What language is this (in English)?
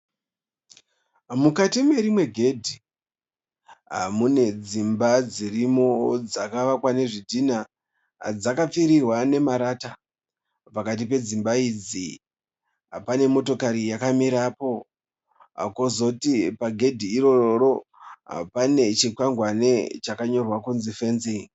Shona